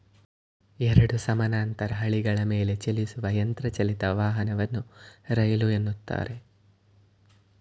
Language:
Kannada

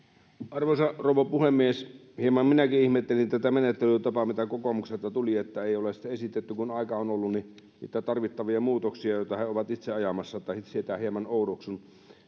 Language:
Finnish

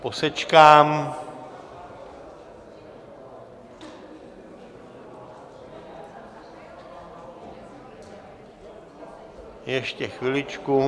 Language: Czech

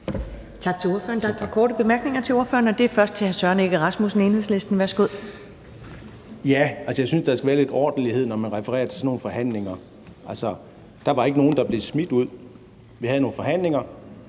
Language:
Danish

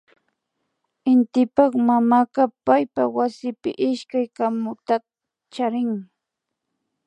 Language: Imbabura Highland Quichua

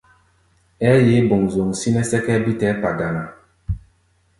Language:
Gbaya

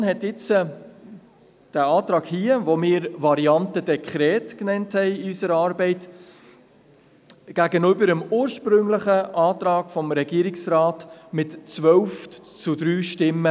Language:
Swiss German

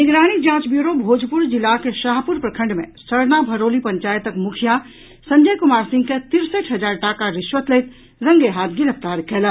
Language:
Maithili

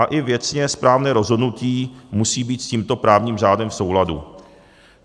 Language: Czech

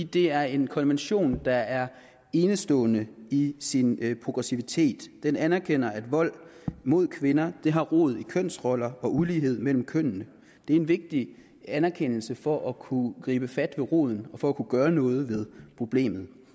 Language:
Danish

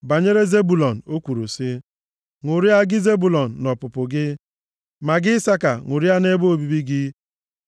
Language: Igbo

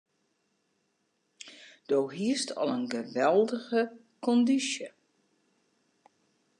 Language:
Western Frisian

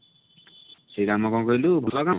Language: Odia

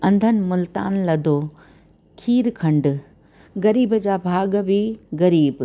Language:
Sindhi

